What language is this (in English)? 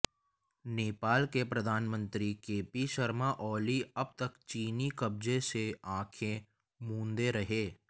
Hindi